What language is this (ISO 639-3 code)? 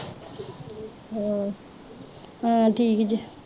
pan